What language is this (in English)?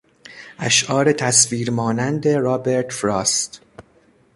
Persian